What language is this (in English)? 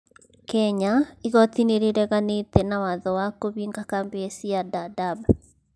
Kikuyu